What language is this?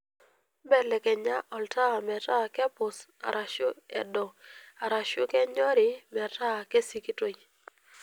Masai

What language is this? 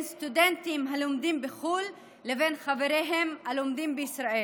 Hebrew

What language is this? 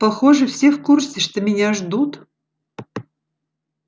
Russian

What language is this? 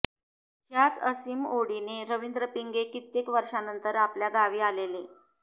Marathi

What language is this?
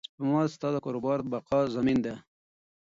Pashto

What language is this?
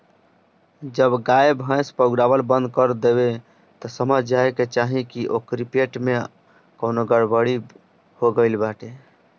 Bhojpuri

